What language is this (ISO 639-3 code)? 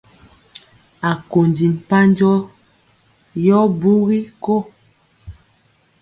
mcx